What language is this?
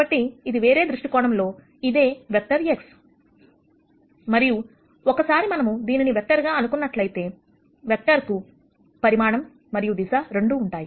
Telugu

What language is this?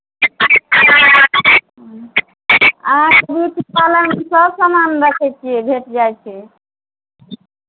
Maithili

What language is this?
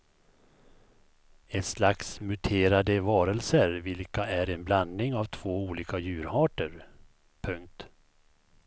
Swedish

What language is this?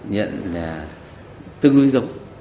Vietnamese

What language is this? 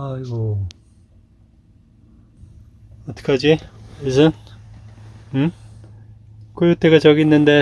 Korean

